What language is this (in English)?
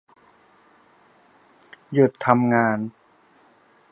Thai